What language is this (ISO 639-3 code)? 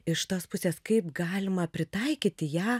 lit